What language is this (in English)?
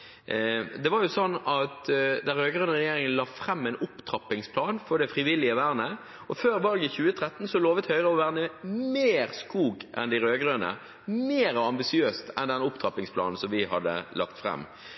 Norwegian Bokmål